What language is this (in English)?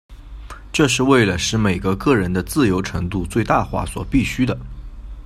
Chinese